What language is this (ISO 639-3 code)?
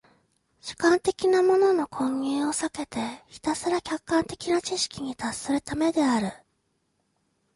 jpn